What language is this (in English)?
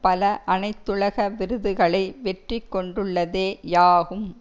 Tamil